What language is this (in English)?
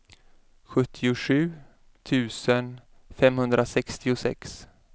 Swedish